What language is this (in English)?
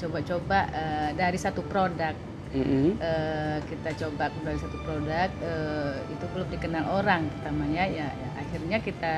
Indonesian